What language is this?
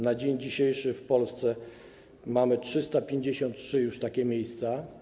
Polish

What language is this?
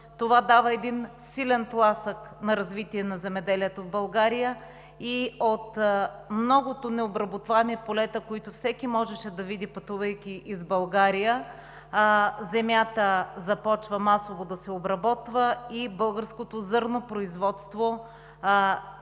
Bulgarian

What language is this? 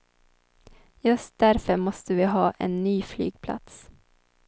Swedish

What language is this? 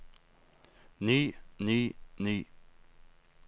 Norwegian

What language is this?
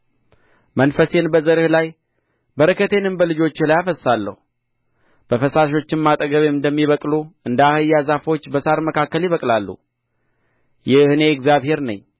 Amharic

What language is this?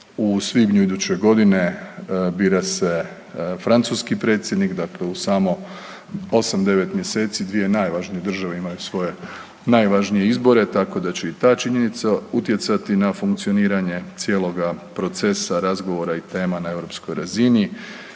Croatian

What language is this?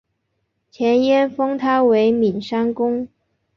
Chinese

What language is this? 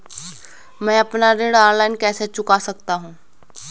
Hindi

